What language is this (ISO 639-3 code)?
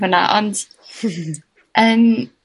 cym